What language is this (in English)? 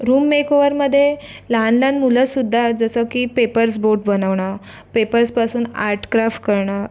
Marathi